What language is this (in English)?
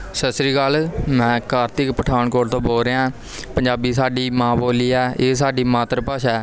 Punjabi